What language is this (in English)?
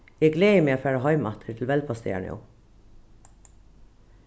Faroese